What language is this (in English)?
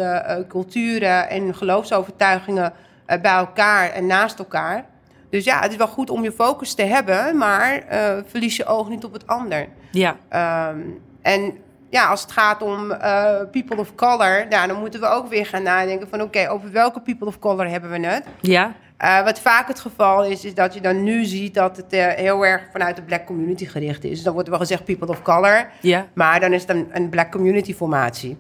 Dutch